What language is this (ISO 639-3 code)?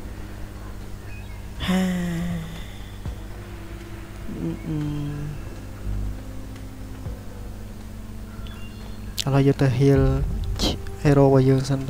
vie